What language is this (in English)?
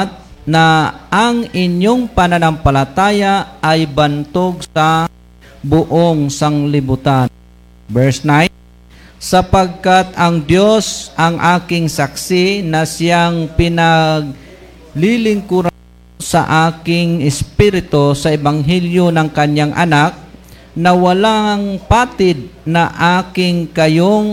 Filipino